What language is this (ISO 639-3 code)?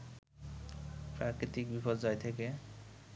ben